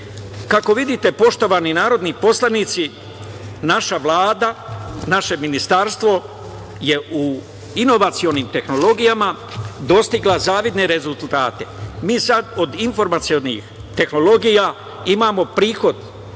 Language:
Serbian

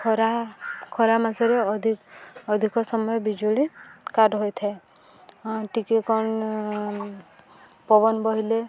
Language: Odia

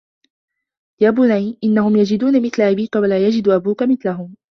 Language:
Arabic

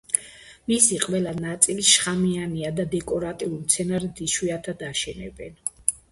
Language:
Georgian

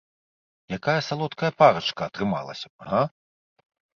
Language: Belarusian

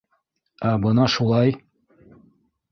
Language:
Bashkir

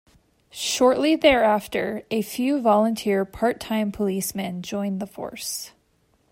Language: English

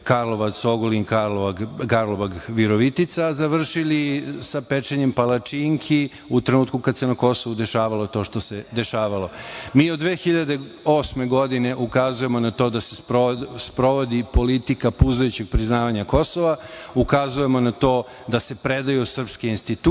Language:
Serbian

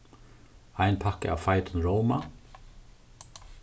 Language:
Faroese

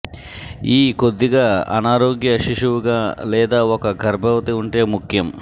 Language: Telugu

